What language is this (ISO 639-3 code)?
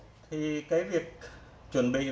vie